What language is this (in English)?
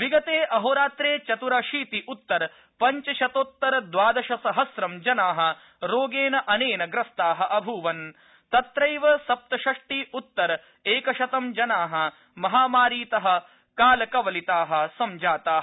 Sanskrit